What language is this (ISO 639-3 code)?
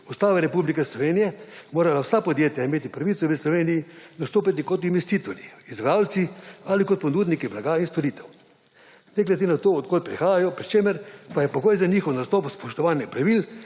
slv